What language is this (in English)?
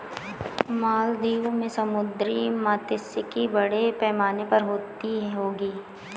Hindi